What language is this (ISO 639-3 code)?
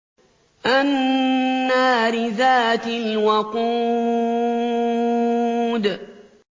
ara